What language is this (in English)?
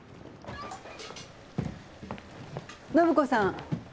Japanese